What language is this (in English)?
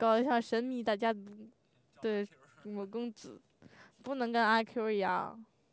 Chinese